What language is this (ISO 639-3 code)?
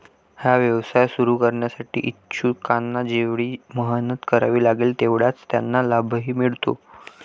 mar